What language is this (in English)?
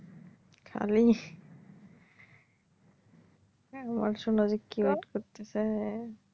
Bangla